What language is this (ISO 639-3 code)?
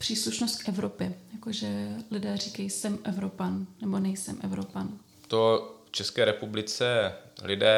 ces